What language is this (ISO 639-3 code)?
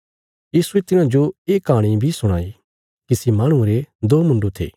kfs